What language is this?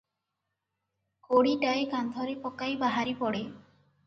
Odia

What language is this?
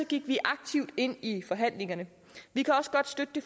Danish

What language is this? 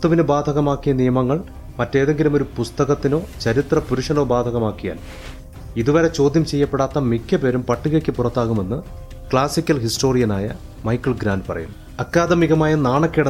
Malayalam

